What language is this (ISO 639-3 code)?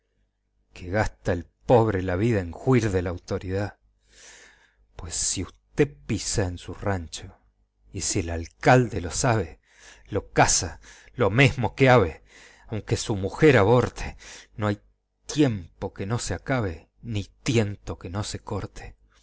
spa